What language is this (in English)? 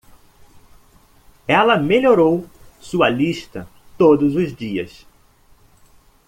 Portuguese